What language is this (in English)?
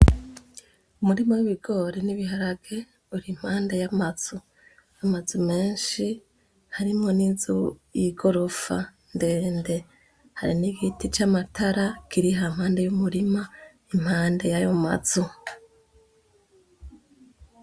Rundi